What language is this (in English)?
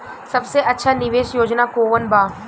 Bhojpuri